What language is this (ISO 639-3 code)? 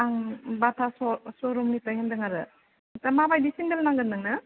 brx